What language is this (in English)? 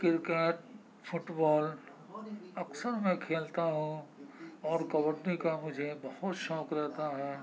Urdu